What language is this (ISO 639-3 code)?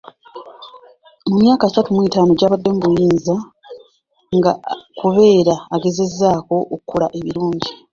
lug